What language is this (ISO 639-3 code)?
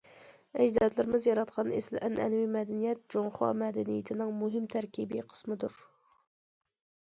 uig